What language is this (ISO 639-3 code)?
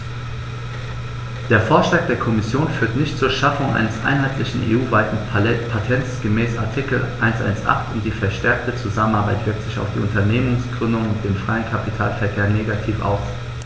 deu